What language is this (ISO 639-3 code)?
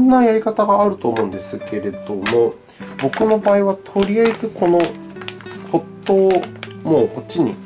jpn